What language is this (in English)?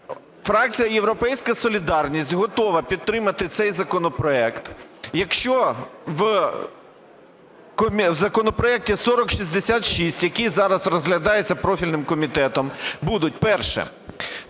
Ukrainian